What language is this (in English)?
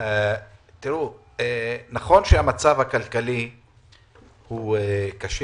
Hebrew